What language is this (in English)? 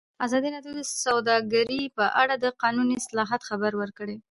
Pashto